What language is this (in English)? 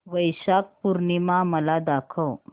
Marathi